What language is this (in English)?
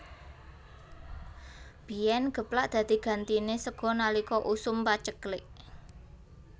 Javanese